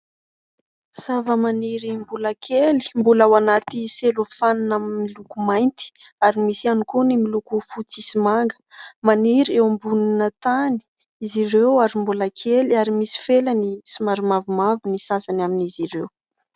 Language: Malagasy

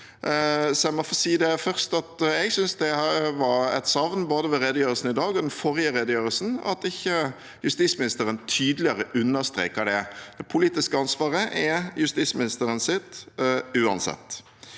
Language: Norwegian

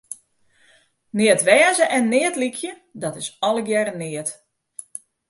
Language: Western Frisian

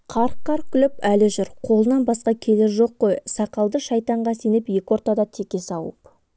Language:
Kazakh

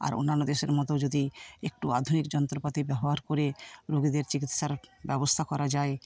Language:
Bangla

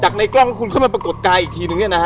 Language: Thai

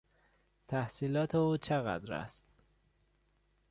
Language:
Persian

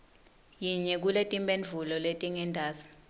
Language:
Swati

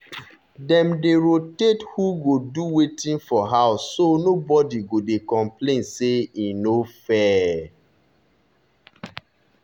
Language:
Nigerian Pidgin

